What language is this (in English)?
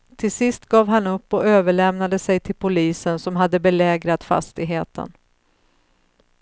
Swedish